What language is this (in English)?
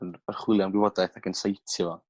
Welsh